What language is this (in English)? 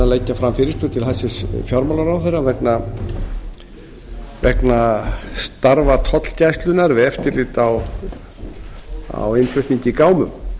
Icelandic